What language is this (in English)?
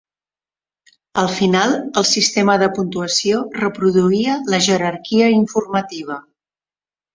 Catalan